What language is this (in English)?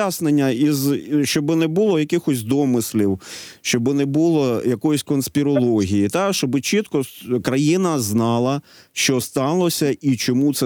Ukrainian